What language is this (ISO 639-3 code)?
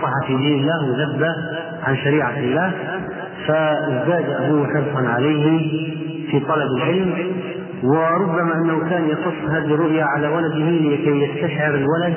ara